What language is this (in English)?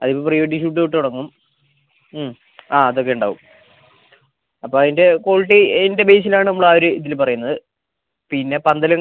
Malayalam